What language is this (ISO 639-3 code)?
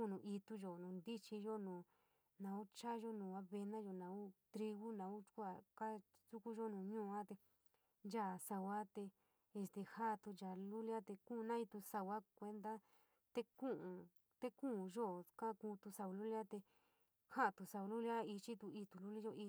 mig